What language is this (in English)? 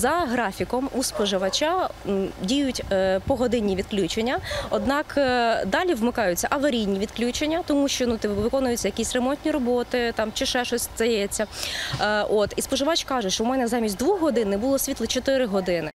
Ukrainian